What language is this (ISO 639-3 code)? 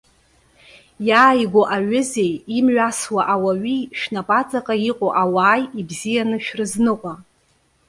abk